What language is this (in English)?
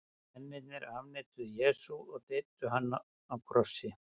Icelandic